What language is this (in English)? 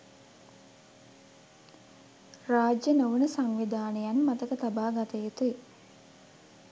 Sinhala